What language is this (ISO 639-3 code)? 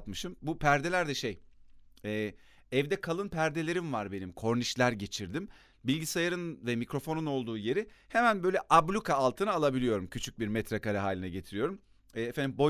tur